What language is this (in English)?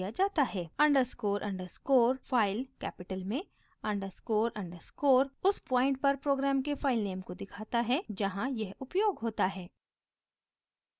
Hindi